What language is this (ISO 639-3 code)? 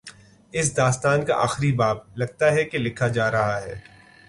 urd